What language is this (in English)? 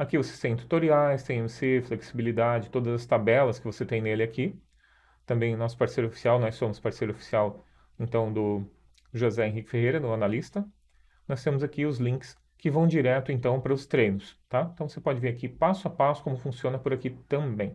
Portuguese